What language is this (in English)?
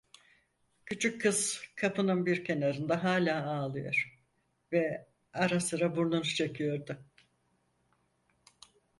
Turkish